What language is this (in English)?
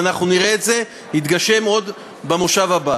Hebrew